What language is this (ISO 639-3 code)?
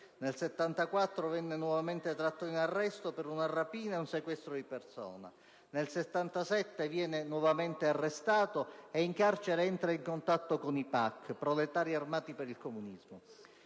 ita